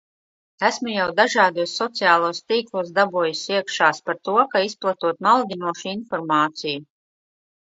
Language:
Latvian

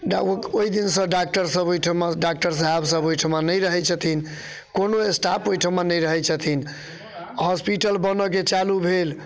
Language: Maithili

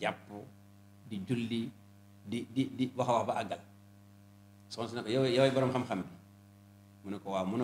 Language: Arabic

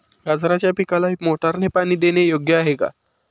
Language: Marathi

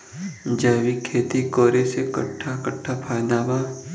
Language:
Bhojpuri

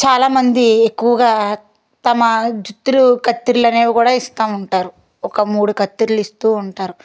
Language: Telugu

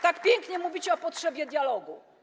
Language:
Polish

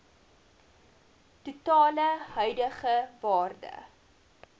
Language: Afrikaans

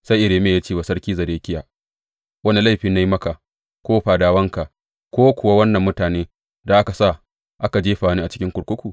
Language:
Hausa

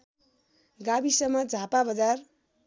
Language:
Nepali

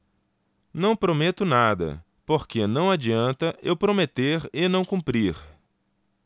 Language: Portuguese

